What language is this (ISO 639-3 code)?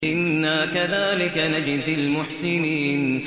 ara